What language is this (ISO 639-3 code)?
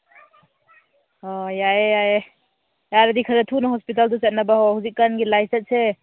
mni